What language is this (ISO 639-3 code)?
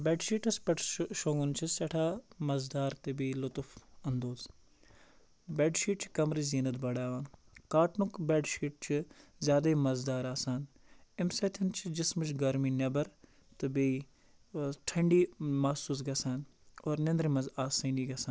kas